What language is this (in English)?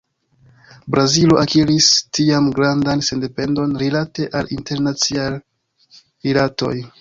Esperanto